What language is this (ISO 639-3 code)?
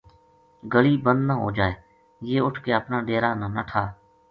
gju